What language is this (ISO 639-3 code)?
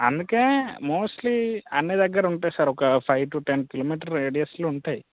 tel